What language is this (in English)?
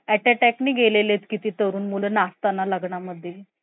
Marathi